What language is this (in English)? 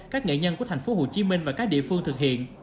Vietnamese